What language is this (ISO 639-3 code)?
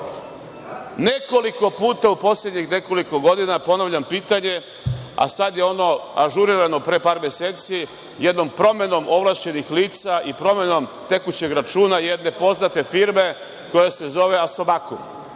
srp